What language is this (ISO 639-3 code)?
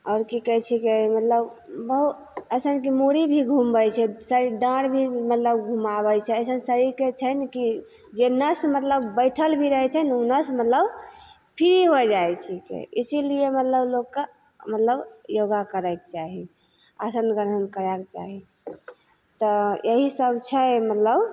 mai